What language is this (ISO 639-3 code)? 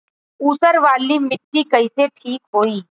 bho